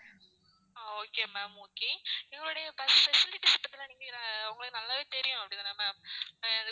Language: Tamil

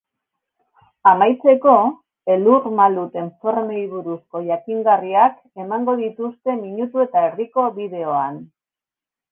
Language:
Basque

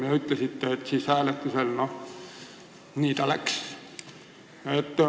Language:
Estonian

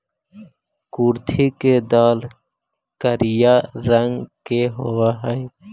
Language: Magahi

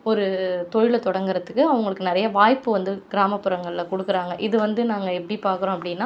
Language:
Tamil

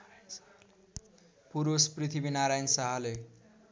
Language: Nepali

